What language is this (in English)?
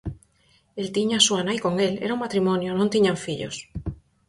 Galician